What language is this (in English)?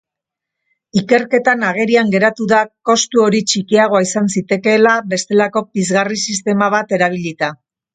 Basque